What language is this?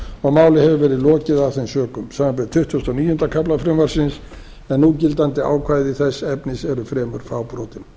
Icelandic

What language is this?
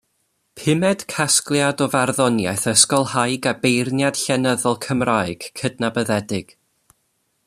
Welsh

